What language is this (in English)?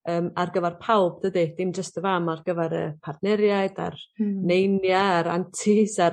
Welsh